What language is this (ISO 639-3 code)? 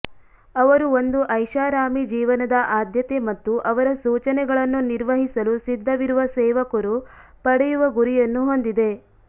kan